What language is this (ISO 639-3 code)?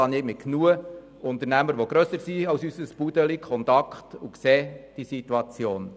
gsw